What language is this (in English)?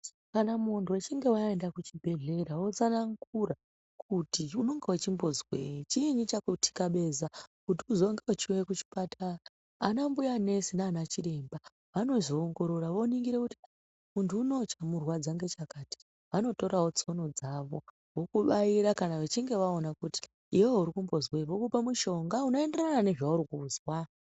Ndau